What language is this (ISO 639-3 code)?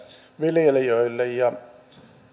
fin